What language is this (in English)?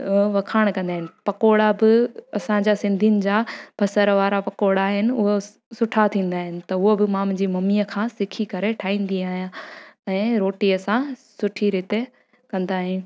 Sindhi